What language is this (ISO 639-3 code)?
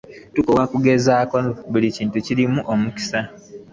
lug